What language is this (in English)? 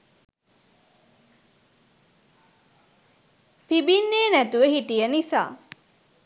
Sinhala